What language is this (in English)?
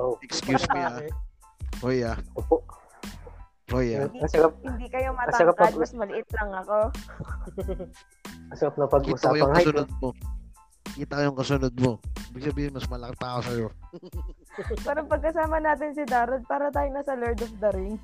Filipino